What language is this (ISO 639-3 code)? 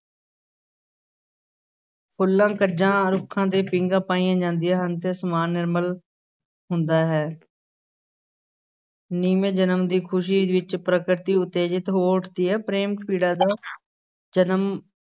pan